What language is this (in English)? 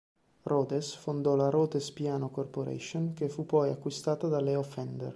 Italian